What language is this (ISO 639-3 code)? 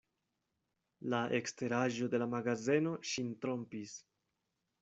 epo